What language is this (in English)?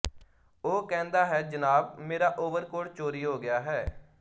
Punjabi